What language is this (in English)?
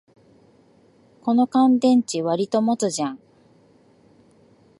Japanese